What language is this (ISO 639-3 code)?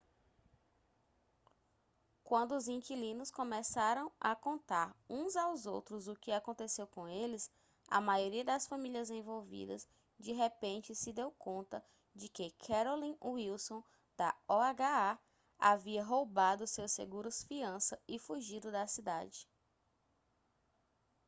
por